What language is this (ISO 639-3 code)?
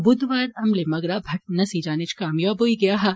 doi